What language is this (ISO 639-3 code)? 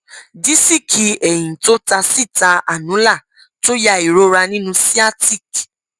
yor